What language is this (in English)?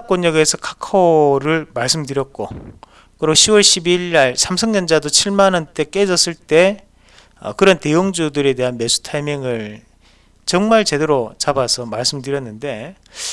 Korean